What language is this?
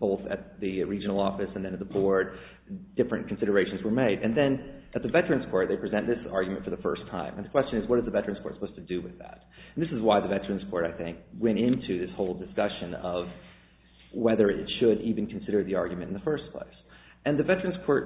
English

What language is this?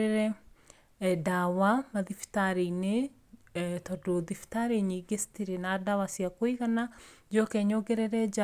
Kikuyu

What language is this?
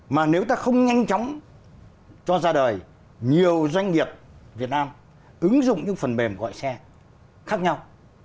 Vietnamese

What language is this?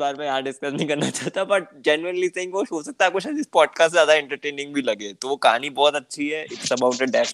Hindi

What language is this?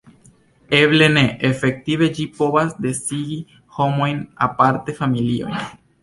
Esperanto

